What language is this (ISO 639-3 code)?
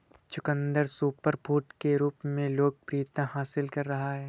hin